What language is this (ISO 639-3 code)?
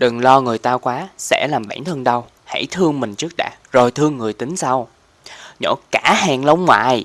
vie